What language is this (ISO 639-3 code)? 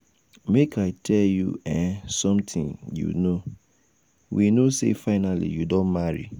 pcm